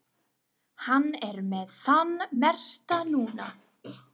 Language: Icelandic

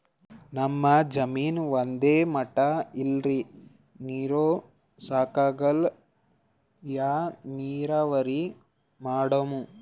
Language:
Kannada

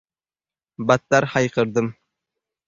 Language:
Uzbek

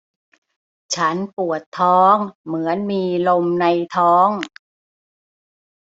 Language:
Thai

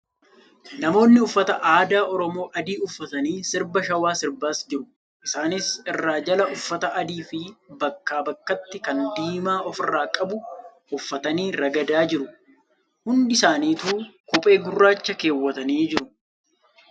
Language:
Oromo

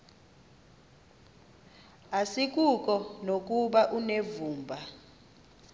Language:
Xhosa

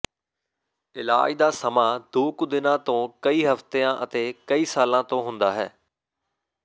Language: Punjabi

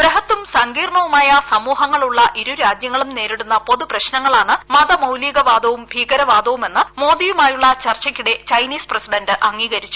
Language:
Malayalam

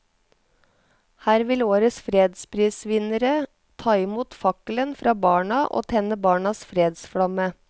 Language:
Norwegian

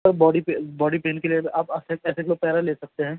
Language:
Urdu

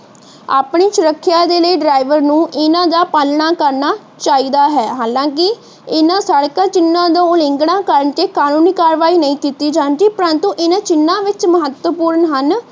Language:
Punjabi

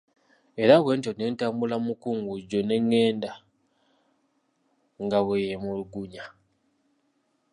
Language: Ganda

